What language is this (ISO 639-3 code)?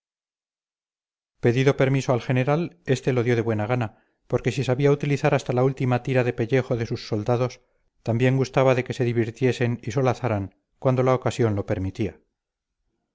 spa